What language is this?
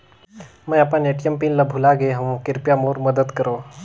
Chhattisgarhi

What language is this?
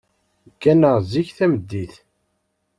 Kabyle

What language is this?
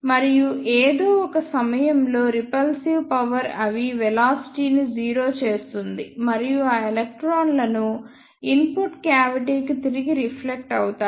Telugu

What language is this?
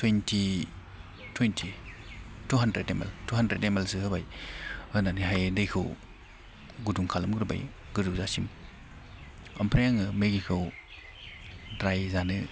Bodo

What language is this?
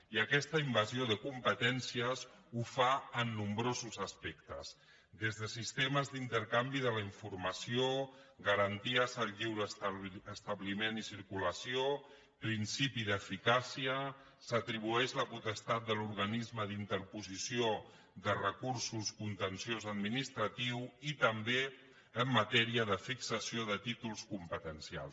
Catalan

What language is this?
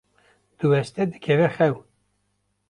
Kurdish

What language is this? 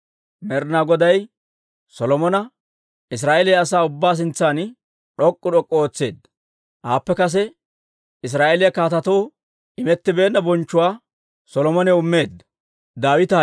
Dawro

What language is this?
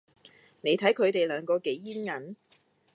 Cantonese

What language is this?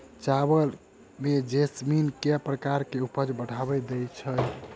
Maithili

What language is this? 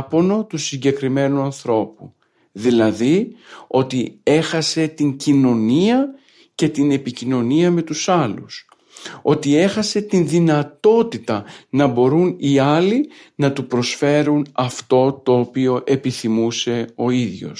Greek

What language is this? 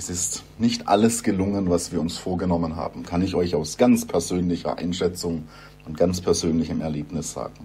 German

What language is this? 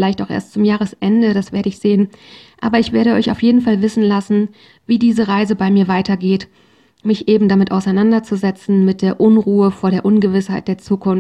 German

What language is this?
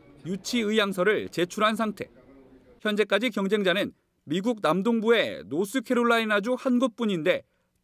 Korean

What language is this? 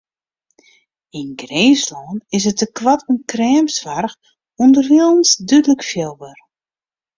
Western Frisian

